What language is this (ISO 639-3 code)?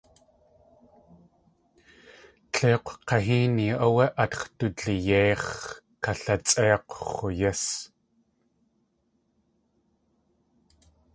tli